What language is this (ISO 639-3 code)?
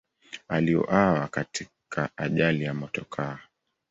swa